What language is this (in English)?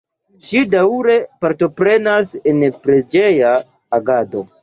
Esperanto